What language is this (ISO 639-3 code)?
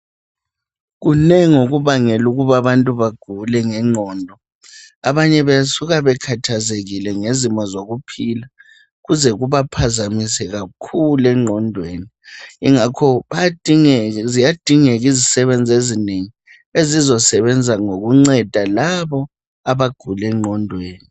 nde